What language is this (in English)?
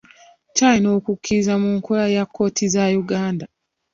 Ganda